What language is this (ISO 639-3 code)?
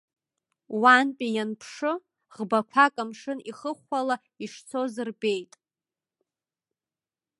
abk